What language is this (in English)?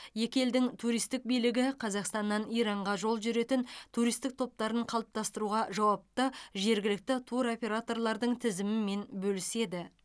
Kazakh